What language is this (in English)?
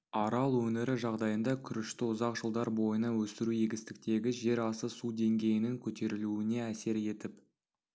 Kazakh